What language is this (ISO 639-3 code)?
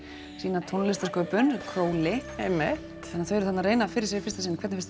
isl